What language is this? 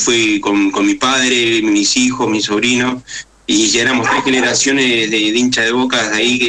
Spanish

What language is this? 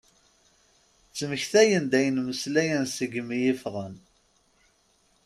Kabyle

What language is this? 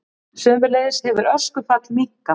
Icelandic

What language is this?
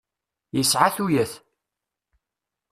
Kabyle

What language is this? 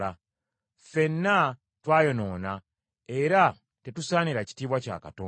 Ganda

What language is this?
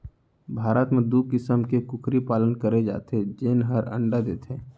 Chhattisgarhi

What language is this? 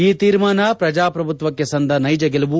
Kannada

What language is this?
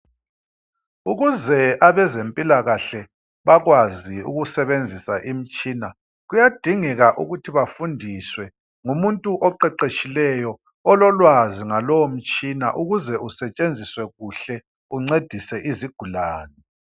North Ndebele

